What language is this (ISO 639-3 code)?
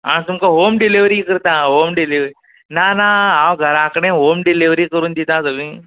kok